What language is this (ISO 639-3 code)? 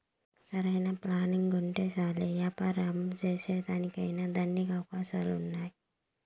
tel